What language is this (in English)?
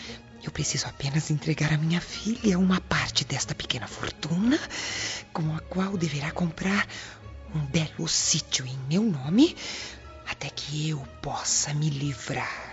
Portuguese